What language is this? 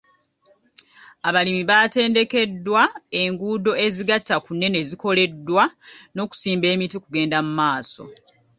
Ganda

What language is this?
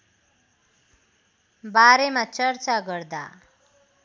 Nepali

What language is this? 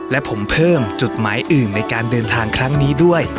Thai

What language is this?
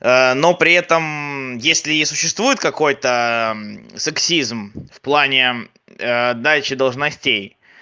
Russian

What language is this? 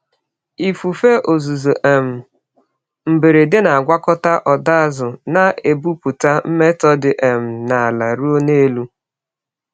Igbo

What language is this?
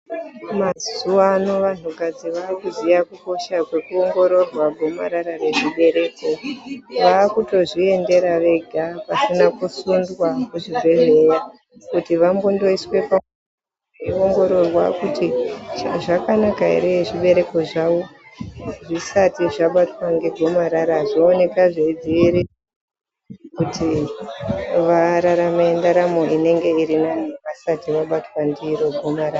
Ndau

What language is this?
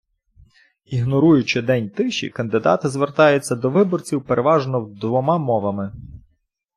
Ukrainian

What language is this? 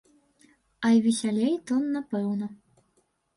Belarusian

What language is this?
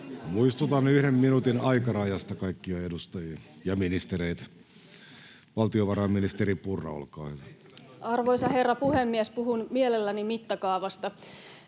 Finnish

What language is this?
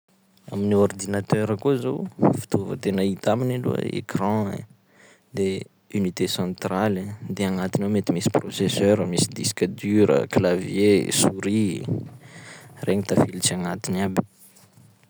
Sakalava Malagasy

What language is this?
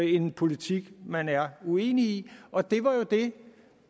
Danish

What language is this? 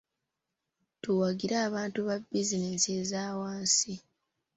Ganda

